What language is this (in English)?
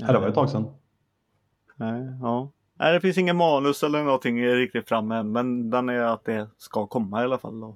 Swedish